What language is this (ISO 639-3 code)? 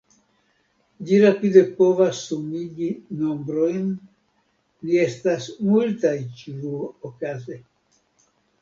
epo